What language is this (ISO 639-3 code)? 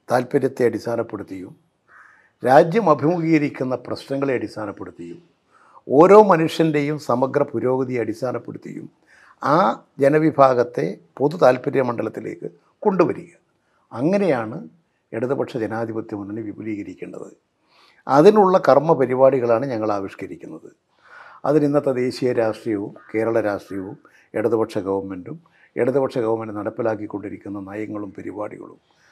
mal